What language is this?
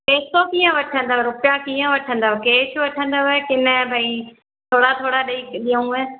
Sindhi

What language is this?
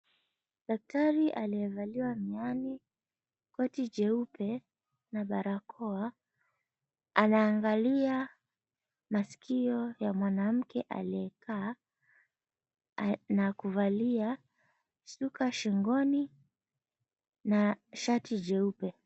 Swahili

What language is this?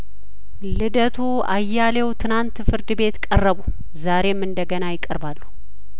Amharic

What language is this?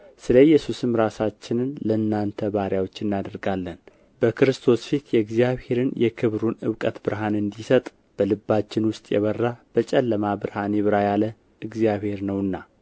Amharic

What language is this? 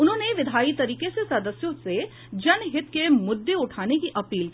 Hindi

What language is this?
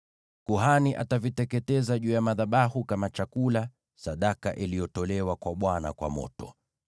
Swahili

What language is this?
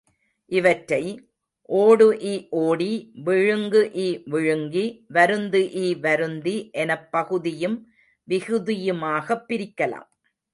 Tamil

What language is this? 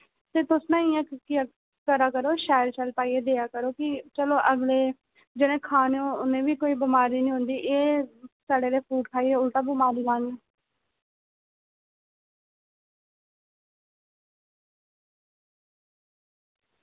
Dogri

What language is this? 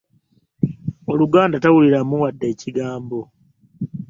Ganda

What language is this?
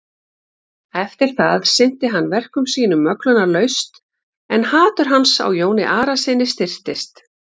Icelandic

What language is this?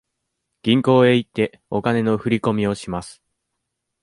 Japanese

